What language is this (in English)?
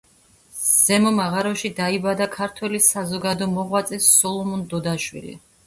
Georgian